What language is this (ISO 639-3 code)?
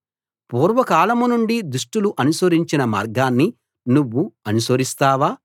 tel